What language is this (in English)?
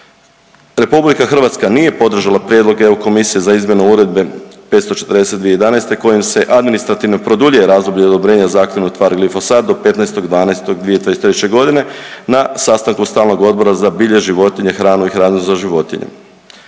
Croatian